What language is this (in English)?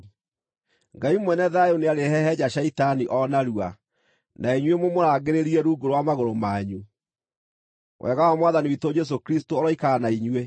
Kikuyu